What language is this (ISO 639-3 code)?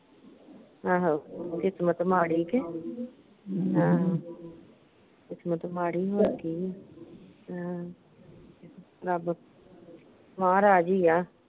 pan